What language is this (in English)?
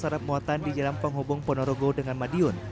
Indonesian